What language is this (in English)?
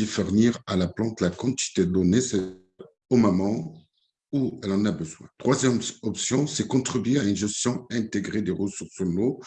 French